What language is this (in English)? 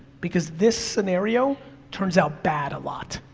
English